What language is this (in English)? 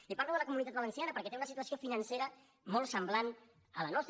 Catalan